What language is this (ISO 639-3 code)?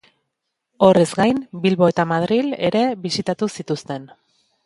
eus